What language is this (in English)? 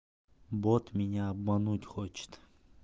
Russian